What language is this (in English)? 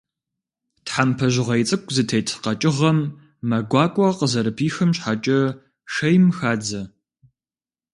Kabardian